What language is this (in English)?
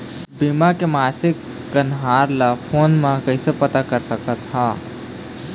Chhattisgarhi